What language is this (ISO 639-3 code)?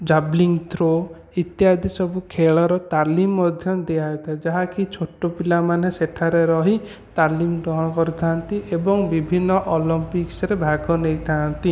ori